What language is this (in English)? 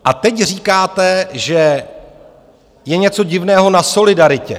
Czech